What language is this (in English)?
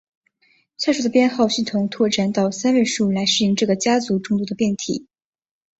Chinese